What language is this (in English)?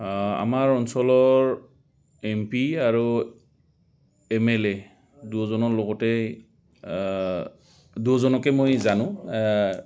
Assamese